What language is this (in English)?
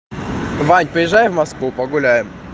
Russian